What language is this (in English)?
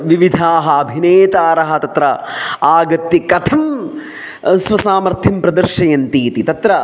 Sanskrit